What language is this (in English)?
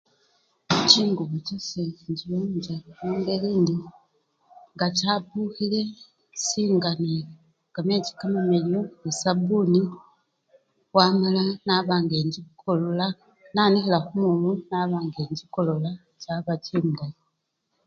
Luyia